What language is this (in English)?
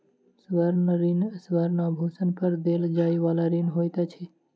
Maithili